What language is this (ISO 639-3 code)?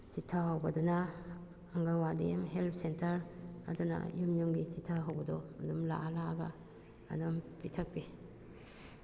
mni